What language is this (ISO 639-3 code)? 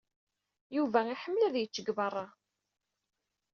kab